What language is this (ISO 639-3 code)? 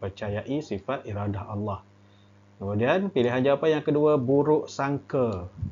msa